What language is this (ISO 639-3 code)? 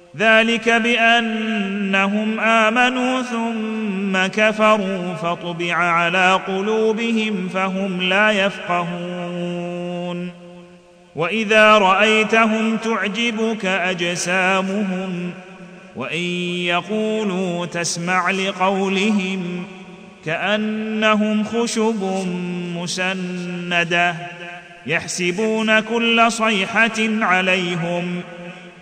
ara